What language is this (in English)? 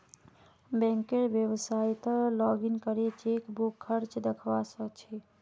Magahi